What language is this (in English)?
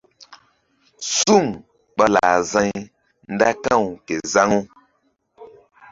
Mbum